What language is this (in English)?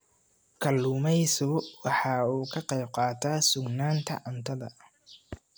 Somali